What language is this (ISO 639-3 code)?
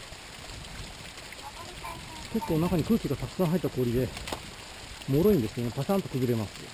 jpn